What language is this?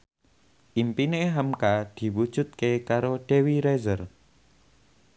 Javanese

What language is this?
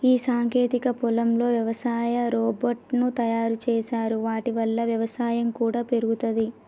Telugu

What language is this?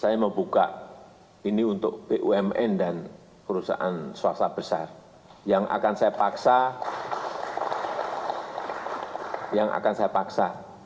Indonesian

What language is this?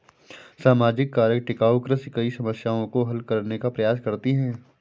Hindi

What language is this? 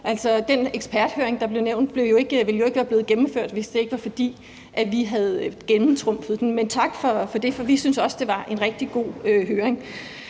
Danish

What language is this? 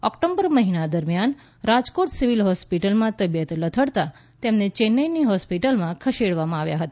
Gujarati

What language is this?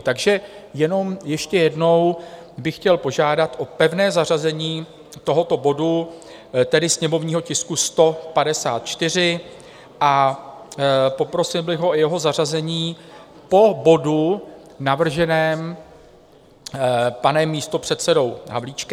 Czech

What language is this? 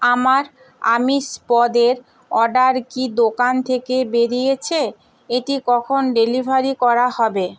Bangla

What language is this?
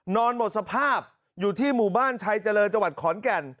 Thai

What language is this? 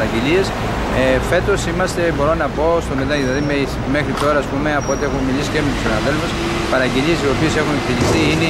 Greek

